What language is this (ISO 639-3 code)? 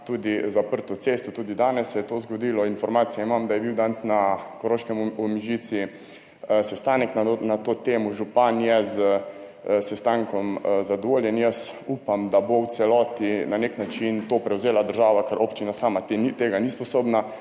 slv